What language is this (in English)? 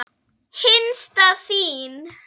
Icelandic